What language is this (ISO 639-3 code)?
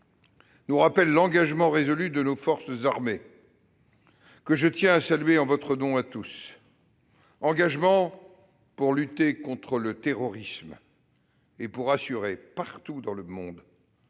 fra